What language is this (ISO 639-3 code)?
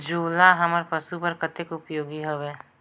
hne